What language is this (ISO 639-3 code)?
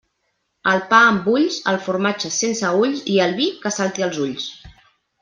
cat